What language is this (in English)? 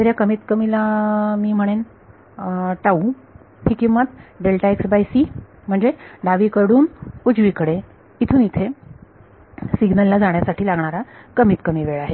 Marathi